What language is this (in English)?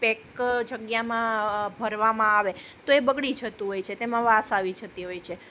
Gujarati